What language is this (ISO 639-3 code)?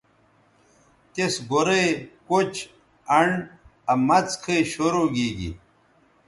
btv